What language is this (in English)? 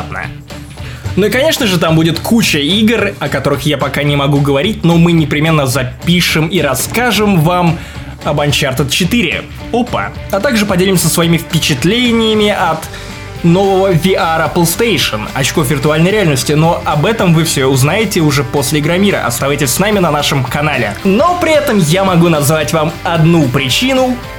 Russian